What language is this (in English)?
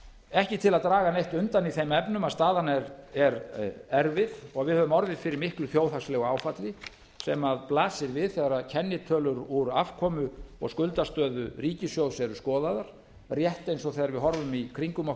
Icelandic